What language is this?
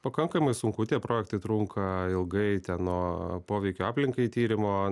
Lithuanian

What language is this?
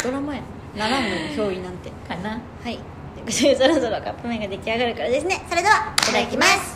Japanese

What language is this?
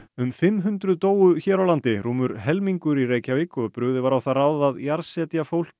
Icelandic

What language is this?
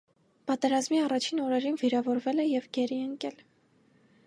Armenian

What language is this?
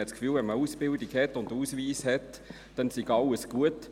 Swiss German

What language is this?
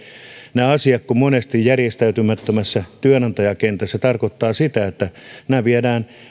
Finnish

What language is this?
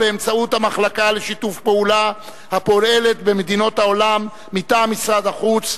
Hebrew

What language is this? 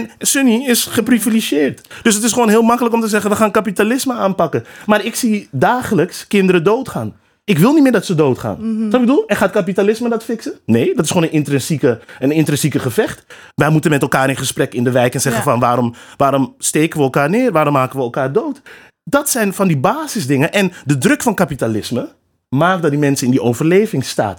Dutch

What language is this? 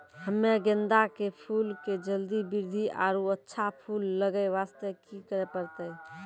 Maithili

